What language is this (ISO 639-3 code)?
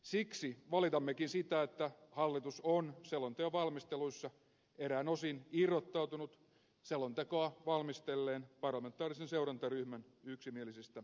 fin